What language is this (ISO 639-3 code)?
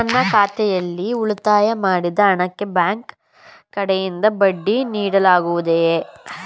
kan